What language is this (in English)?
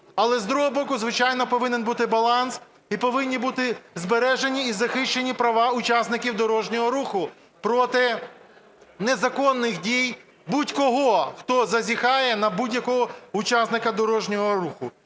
Ukrainian